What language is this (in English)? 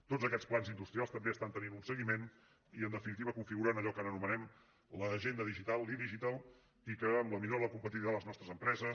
Catalan